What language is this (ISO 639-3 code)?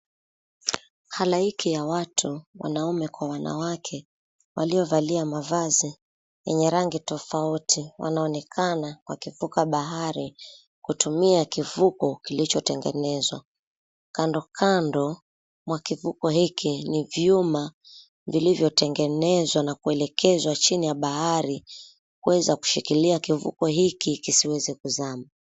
swa